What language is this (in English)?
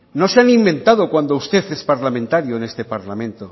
Spanish